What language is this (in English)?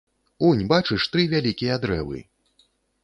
Belarusian